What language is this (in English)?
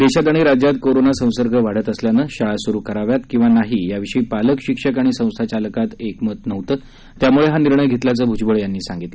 Marathi